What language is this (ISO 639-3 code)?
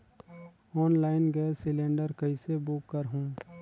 hne